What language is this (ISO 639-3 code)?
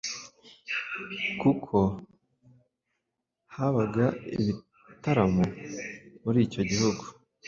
kin